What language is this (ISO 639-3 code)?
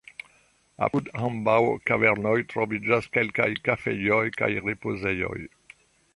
epo